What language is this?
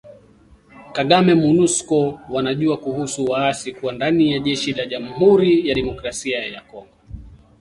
Swahili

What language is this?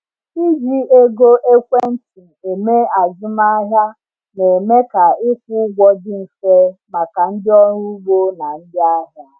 Igbo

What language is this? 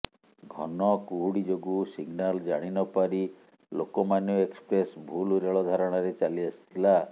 Odia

